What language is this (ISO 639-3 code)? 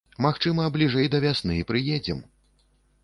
bel